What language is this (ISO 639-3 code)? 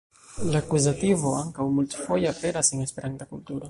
epo